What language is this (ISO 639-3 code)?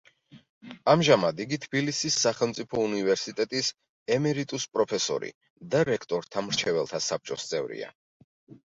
kat